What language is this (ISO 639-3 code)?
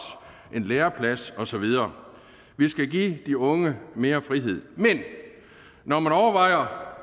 dan